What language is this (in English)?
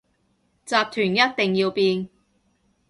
Cantonese